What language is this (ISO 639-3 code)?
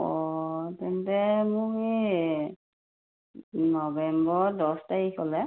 asm